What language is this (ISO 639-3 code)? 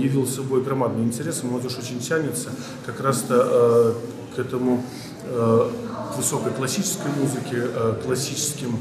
rus